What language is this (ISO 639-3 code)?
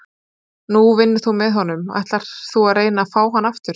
isl